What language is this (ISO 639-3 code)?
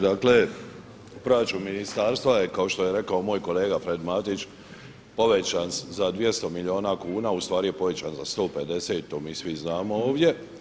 hrv